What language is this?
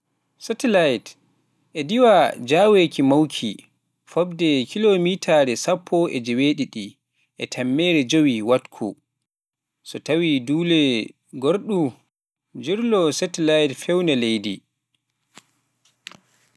Pular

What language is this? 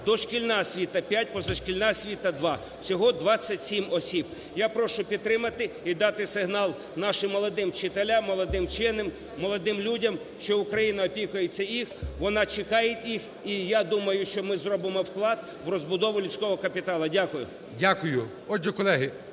Ukrainian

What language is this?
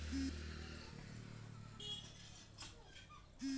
Magahi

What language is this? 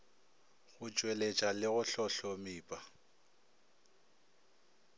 Northern Sotho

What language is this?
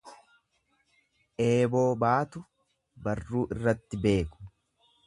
Oromo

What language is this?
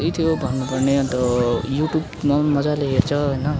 Nepali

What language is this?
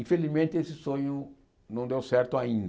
Portuguese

